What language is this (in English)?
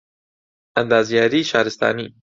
Central Kurdish